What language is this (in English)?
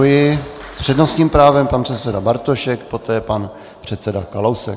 Czech